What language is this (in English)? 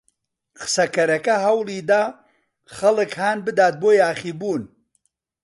Central Kurdish